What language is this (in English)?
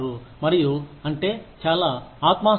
Telugu